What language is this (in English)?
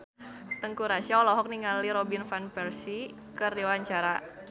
Sundanese